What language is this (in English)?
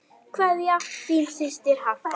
Icelandic